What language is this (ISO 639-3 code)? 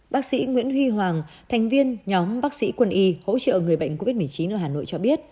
vie